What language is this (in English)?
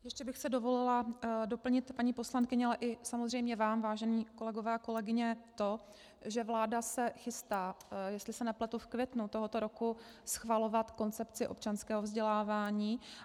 Czech